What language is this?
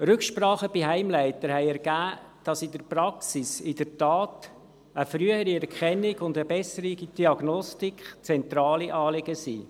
Swiss German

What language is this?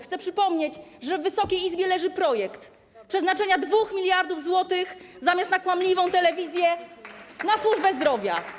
Polish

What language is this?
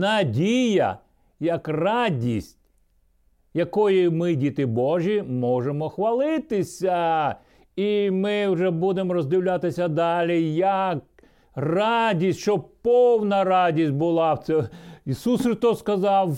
Ukrainian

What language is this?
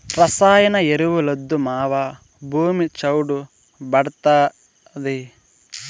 Telugu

